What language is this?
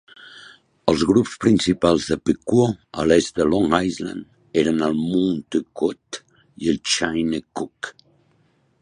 Catalan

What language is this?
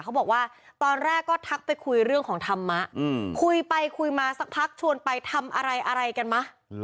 Thai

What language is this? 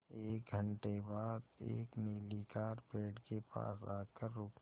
Hindi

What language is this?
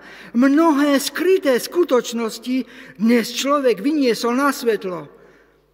Slovak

